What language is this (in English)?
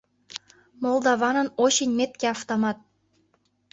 Mari